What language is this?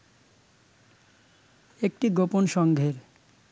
Bangla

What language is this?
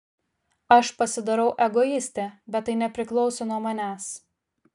Lithuanian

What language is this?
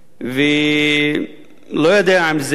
Hebrew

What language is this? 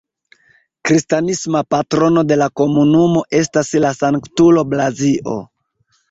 Esperanto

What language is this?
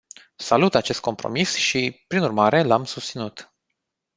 Romanian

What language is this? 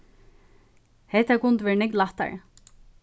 Faroese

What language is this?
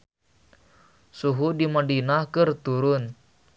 Sundanese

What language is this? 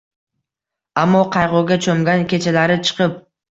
Uzbek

